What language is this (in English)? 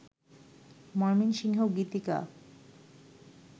Bangla